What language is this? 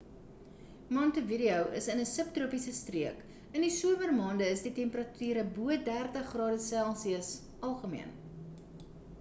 Afrikaans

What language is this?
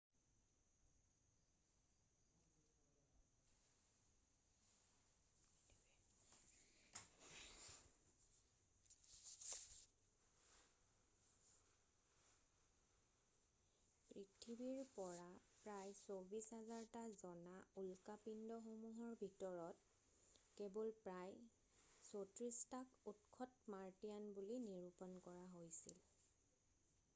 Assamese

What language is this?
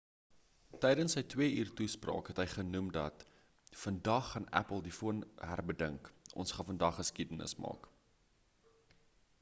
Afrikaans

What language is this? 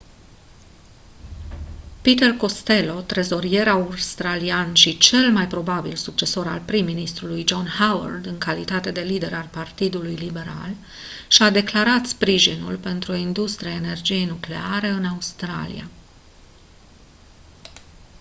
Romanian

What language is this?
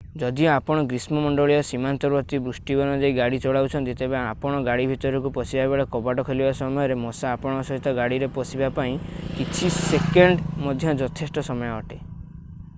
Odia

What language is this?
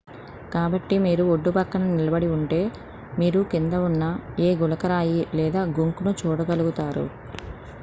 Telugu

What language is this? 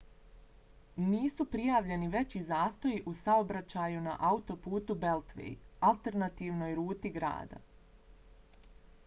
Bosnian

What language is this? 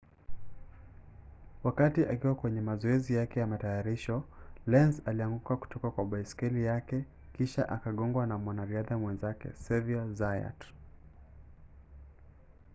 Swahili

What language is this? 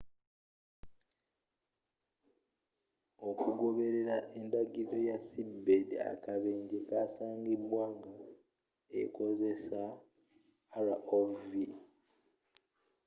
Ganda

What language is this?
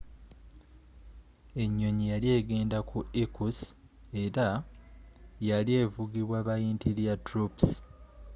Ganda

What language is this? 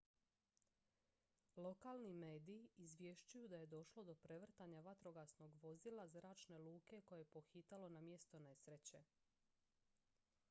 Croatian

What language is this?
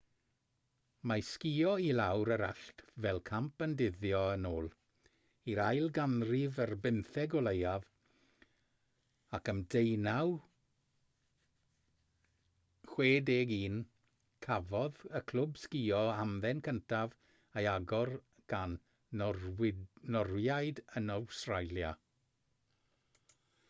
Welsh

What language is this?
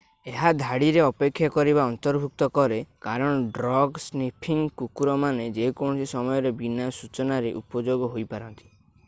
Odia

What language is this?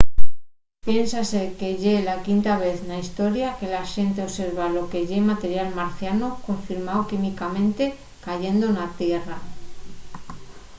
Asturian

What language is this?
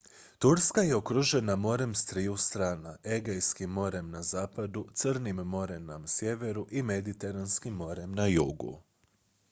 Croatian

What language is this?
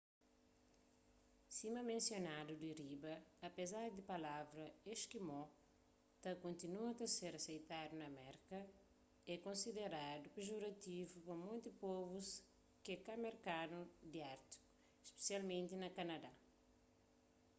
Kabuverdianu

